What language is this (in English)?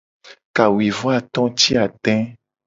Gen